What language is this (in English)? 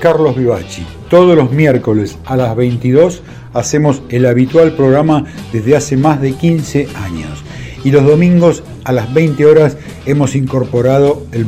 Spanish